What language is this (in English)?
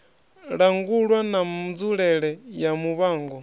Venda